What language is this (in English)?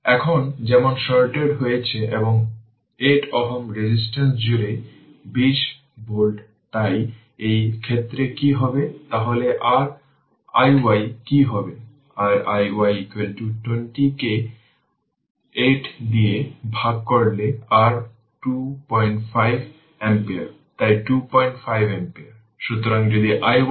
Bangla